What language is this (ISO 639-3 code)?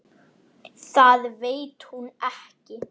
isl